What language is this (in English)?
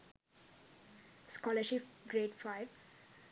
Sinhala